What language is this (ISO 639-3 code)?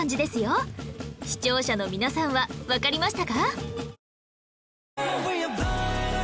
jpn